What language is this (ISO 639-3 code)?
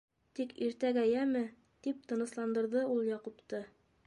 bak